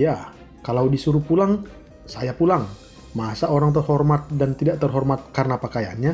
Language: Indonesian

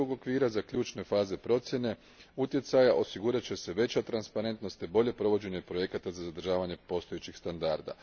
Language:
Croatian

